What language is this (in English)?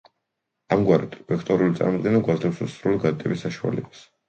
Georgian